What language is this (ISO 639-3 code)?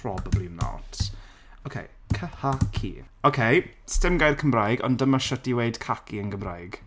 cym